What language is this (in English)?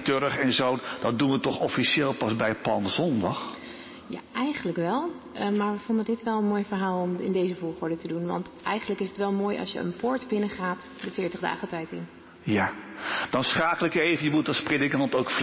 Dutch